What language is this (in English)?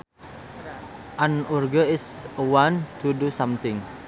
Sundanese